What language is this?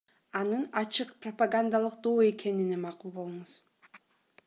Kyrgyz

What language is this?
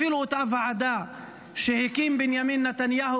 Hebrew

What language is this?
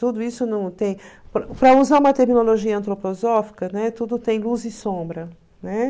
Portuguese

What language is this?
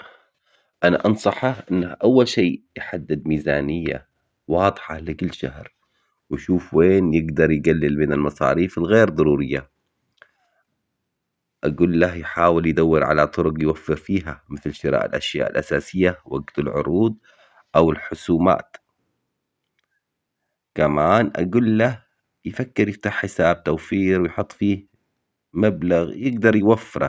Omani Arabic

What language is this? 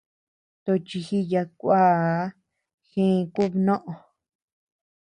Tepeuxila Cuicatec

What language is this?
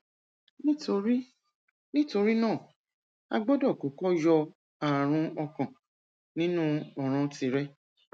Yoruba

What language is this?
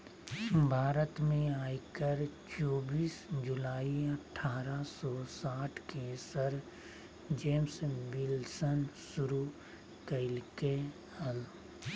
Magahi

